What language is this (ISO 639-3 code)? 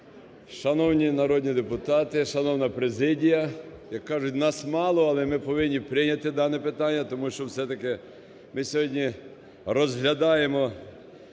ukr